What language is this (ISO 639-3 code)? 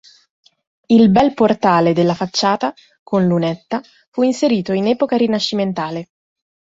ita